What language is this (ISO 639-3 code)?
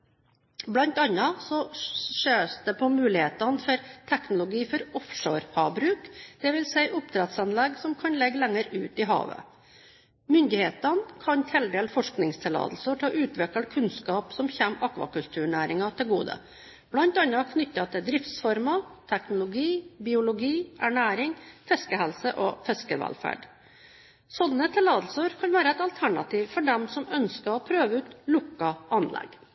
nob